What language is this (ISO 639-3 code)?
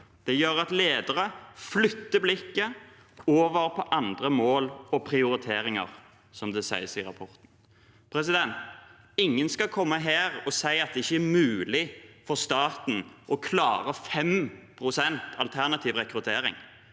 nor